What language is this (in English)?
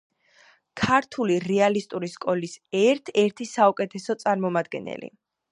Georgian